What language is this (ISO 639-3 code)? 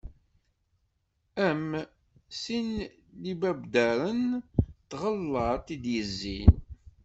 kab